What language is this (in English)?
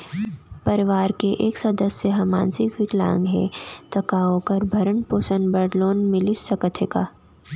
Chhattisgarhi